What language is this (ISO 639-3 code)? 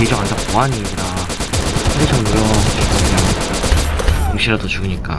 kor